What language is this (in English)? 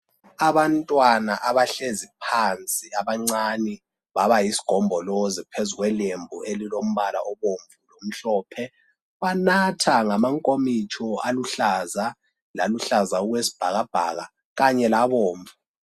North Ndebele